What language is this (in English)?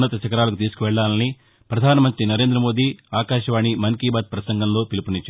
Telugu